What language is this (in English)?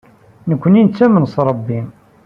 Kabyle